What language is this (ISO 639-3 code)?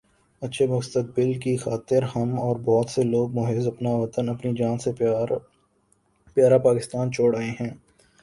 urd